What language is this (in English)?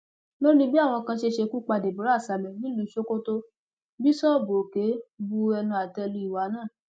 Yoruba